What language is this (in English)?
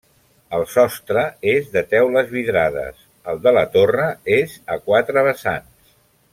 Catalan